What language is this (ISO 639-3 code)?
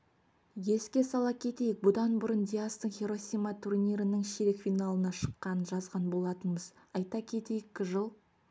kaz